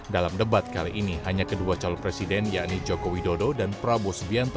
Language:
Indonesian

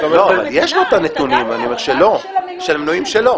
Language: Hebrew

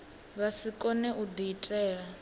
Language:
Venda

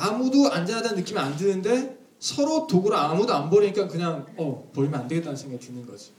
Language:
Korean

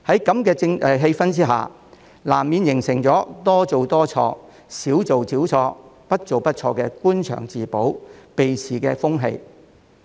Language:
Cantonese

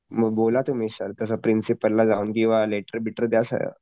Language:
Marathi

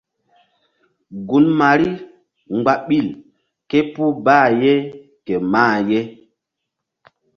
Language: Mbum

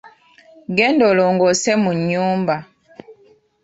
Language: Ganda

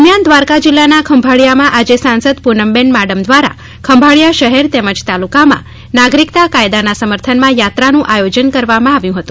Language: Gujarati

